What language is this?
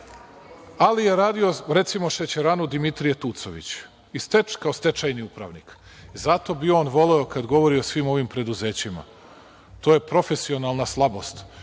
Serbian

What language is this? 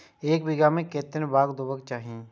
Maithili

